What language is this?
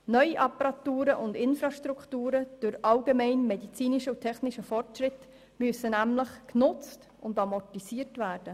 Swiss German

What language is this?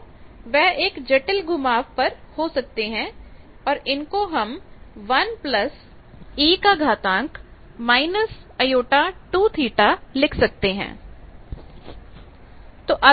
Hindi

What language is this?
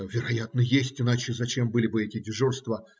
Russian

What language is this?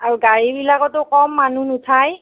Assamese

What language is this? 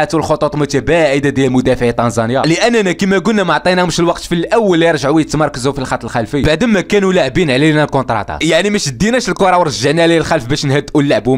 Arabic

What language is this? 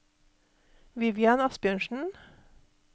Norwegian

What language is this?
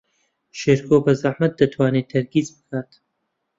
Central Kurdish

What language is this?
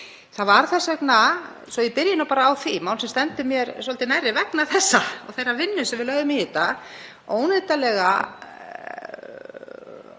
Icelandic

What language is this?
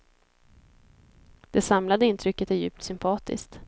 Swedish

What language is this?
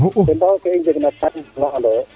Serer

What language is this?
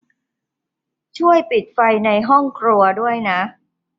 Thai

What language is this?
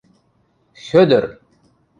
Western Mari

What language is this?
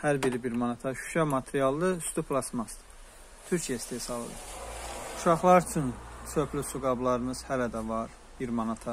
Turkish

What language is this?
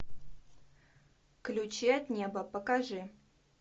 Russian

